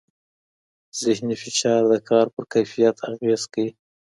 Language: Pashto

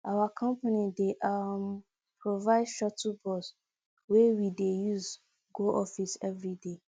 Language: Nigerian Pidgin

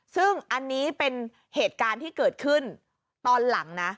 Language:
Thai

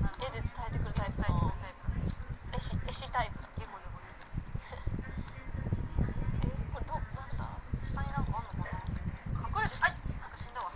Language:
Japanese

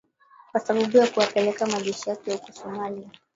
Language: Swahili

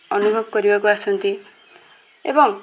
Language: Odia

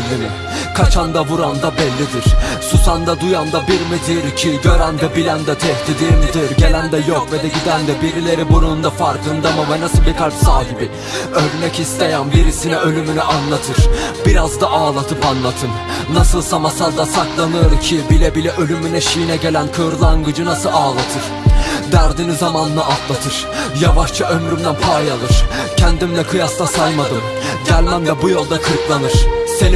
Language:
Turkish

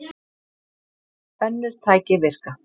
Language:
Icelandic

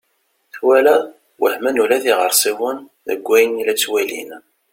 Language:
Kabyle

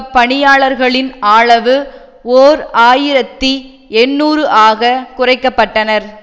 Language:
Tamil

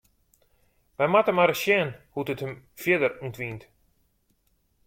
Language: Western Frisian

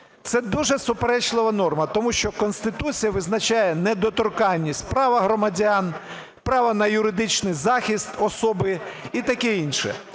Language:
Ukrainian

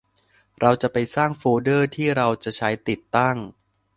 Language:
Thai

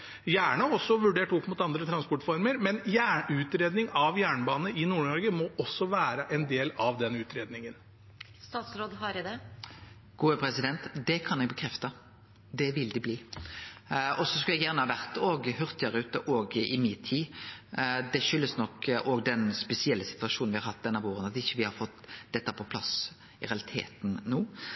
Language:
Norwegian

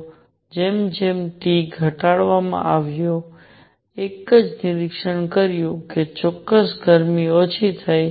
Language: Gujarati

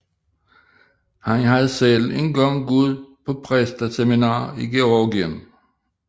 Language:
Danish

